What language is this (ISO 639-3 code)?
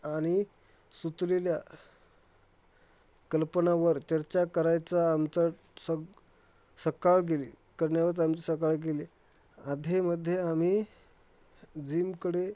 mar